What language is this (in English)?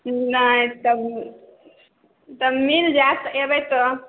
Maithili